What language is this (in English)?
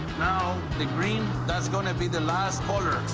English